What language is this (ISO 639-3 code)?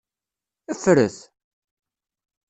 kab